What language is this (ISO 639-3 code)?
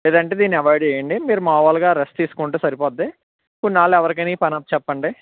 tel